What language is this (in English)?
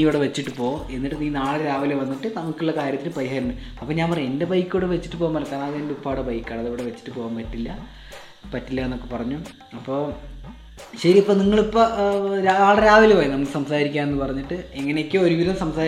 Malayalam